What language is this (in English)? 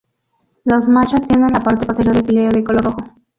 Spanish